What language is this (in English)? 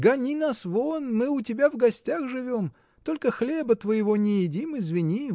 Russian